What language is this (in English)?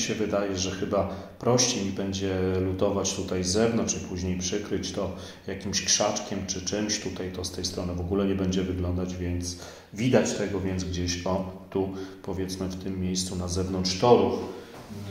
Polish